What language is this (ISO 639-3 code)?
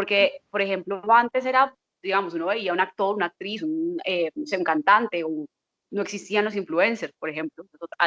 spa